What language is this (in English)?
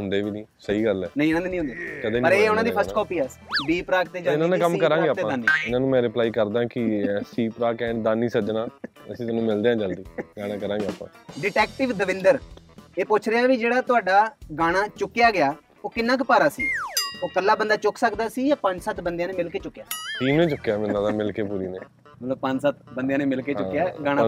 Punjabi